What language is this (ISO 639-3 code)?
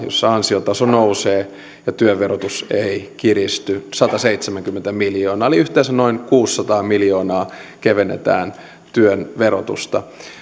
fin